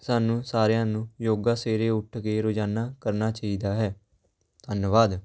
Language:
Punjabi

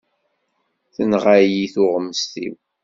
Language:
Kabyle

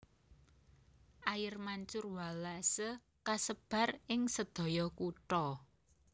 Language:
Javanese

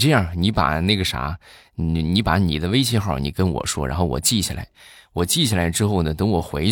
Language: Chinese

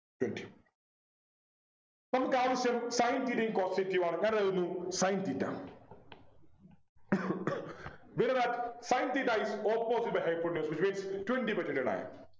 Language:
Malayalam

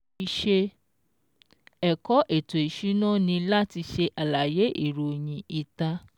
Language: Yoruba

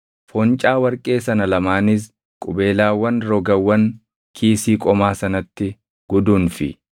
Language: Oromo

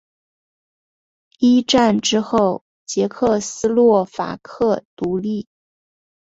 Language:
Chinese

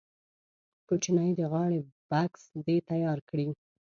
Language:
Pashto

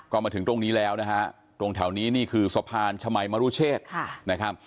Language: Thai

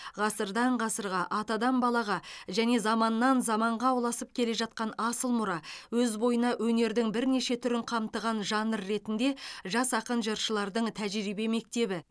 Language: Kazakh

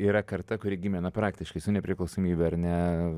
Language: Lithuanian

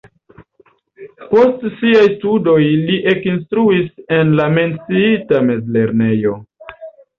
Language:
Esperanto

